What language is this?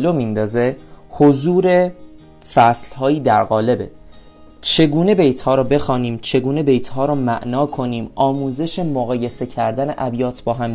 Persian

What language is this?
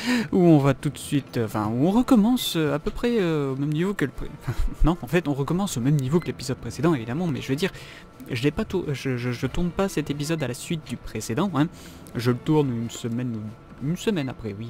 French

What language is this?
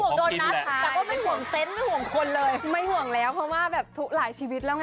Thai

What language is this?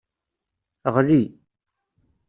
Kabyle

